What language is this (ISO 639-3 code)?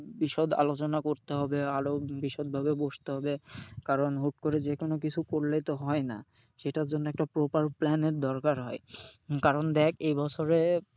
ben